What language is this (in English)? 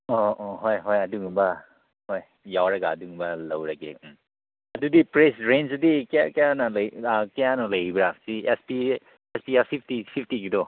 Manipuri